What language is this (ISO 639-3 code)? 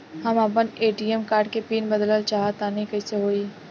bho